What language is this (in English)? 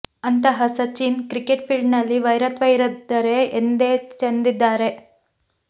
Kannada